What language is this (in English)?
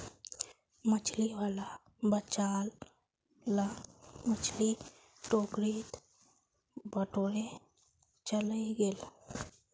Magahi